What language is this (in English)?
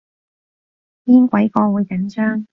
Cantonese